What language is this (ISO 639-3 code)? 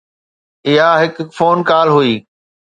snd